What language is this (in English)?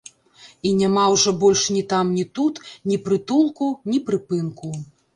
Belarusian